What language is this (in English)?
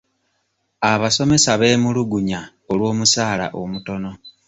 Ganda